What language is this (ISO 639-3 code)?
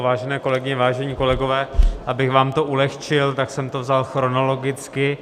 ces